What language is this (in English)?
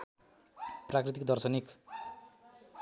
Nepali